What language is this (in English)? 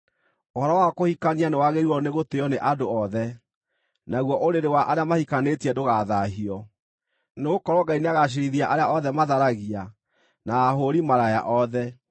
Kikuyu